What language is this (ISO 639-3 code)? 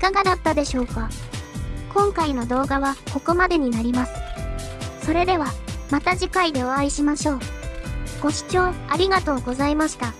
jpn